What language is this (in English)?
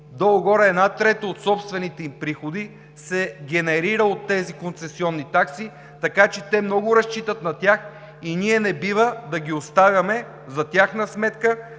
Bulgarian